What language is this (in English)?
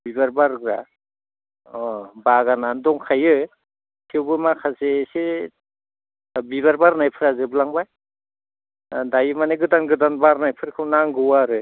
Bodo